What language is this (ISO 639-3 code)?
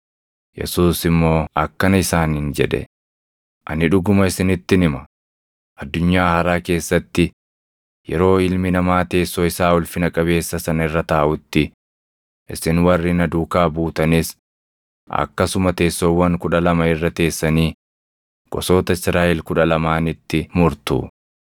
orm